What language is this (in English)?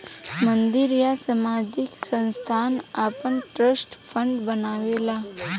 Bhojpuri